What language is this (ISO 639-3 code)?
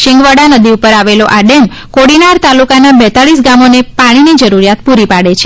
guj